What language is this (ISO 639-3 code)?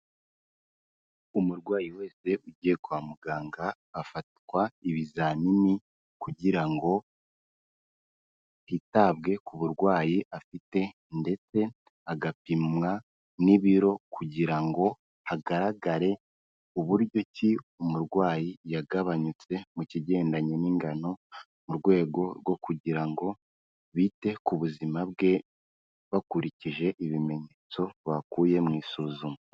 kin